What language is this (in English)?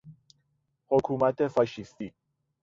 Persian